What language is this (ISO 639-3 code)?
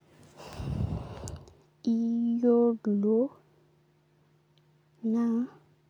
mas